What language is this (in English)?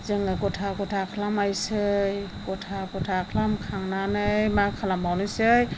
Bodo